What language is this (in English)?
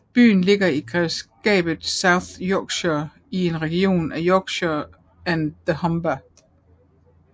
Danish